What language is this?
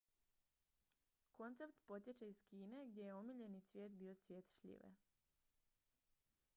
Croatian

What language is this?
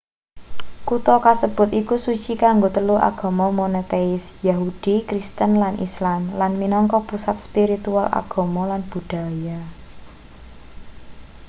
Javanese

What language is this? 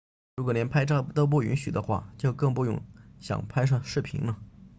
Chinese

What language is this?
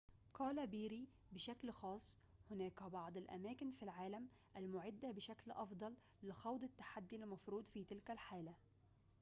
Arabic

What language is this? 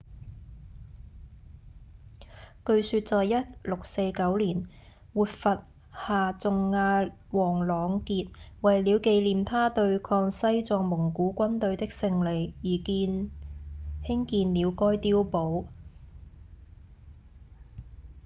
Cantonese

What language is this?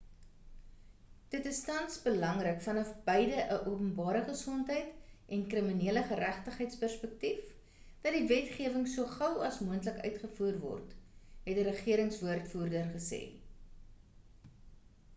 Afrikaans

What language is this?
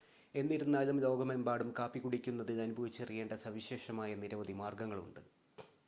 Malayalam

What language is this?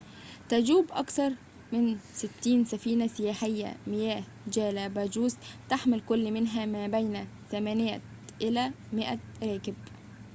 Arabic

